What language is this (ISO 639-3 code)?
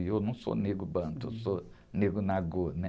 por